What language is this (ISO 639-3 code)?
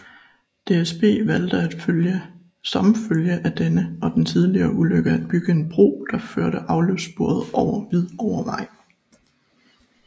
dan